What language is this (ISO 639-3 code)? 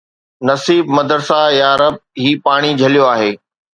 snd